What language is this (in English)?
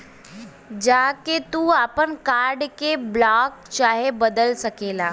Bhojpuri